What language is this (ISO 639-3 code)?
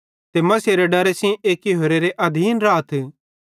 bhd